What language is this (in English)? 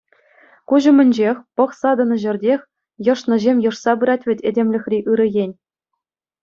Chuvash